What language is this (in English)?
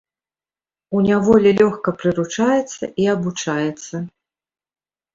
Belarusian